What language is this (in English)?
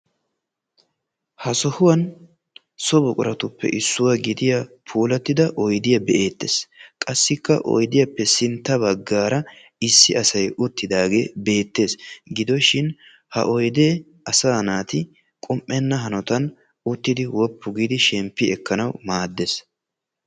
Wolaytta